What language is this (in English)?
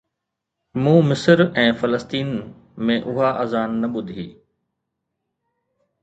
Sindhi